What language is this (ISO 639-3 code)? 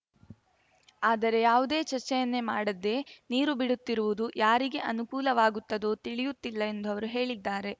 kan